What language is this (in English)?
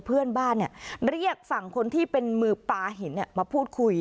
Thai